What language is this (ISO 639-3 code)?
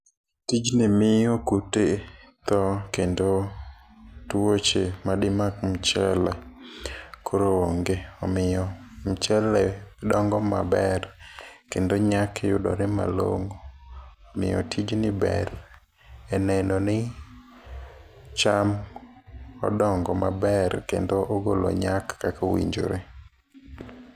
luo